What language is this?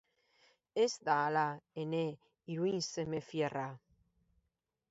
Basque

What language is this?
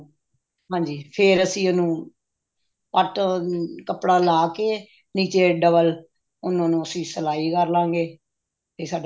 Punjabi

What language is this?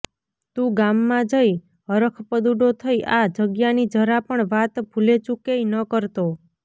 Gujarati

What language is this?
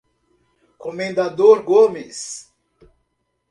Portuguese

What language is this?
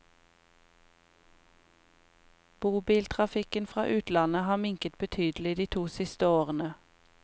Norwegian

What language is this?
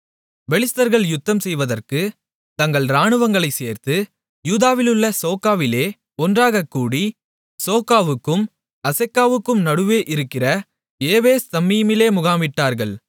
Tamil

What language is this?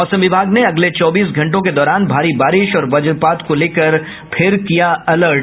Hindi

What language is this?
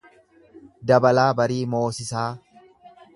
Oromo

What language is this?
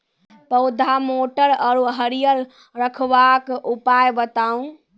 Maithili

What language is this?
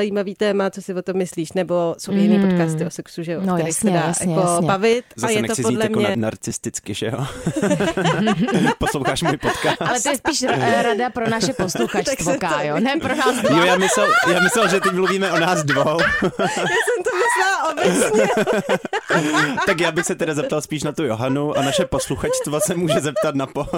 Czech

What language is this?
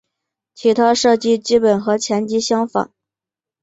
Chinese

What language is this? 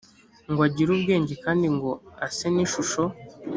Kinyarwanda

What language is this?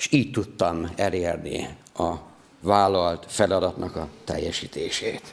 Hungarian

